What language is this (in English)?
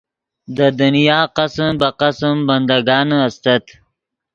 Yidgha